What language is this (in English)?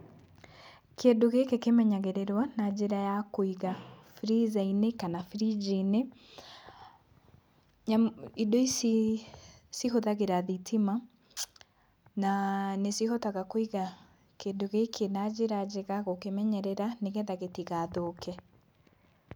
Kikuyu